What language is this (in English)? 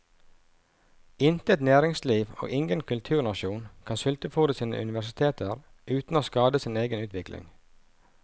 Norwegian